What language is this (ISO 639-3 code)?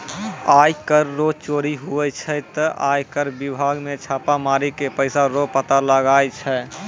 mai